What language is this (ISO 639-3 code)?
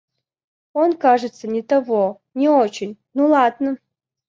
rus